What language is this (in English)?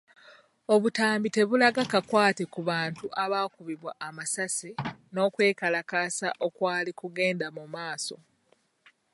Ganda